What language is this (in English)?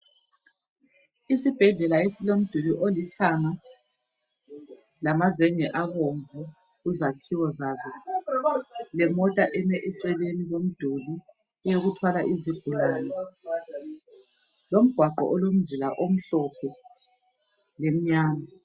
North Ndebele